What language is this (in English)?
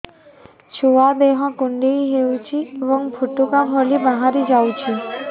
Odia